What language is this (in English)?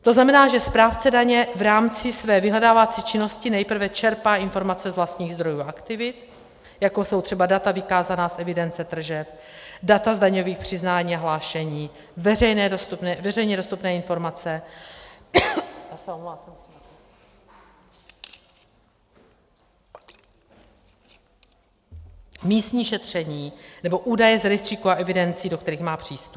Czech